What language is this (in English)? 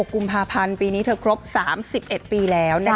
Thai